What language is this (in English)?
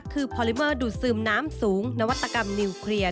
Thai